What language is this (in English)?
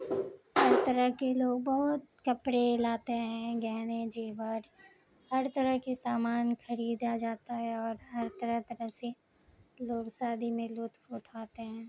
Urdu